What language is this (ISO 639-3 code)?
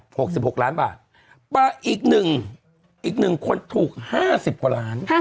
tha